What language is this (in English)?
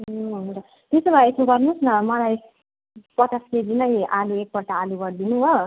Nepali